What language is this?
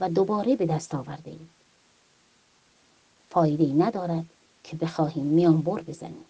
Persian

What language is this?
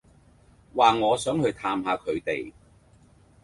Cantonese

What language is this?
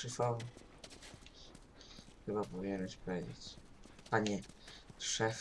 Polish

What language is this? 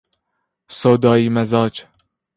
Persian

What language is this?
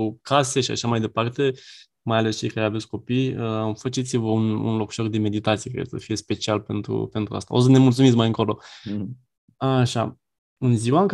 Romanian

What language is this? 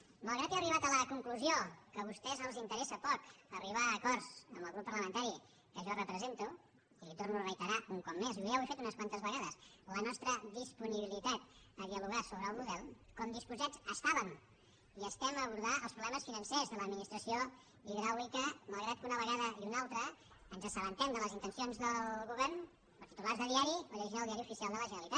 Catalan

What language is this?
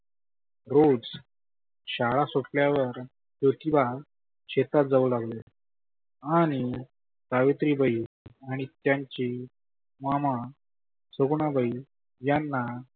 Marathi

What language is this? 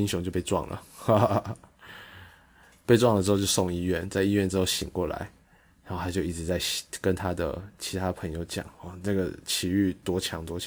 Chinese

